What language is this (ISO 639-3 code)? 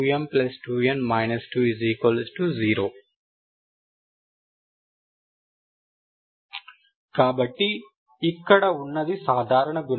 tel